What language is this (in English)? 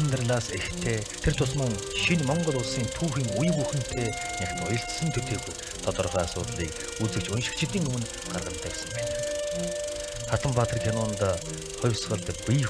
Korean